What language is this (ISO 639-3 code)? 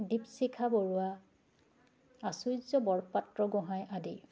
asm